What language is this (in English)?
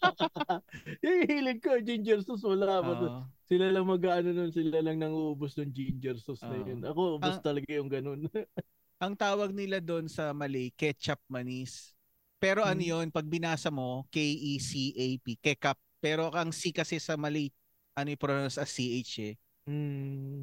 Filipino